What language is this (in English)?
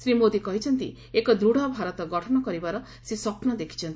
Odia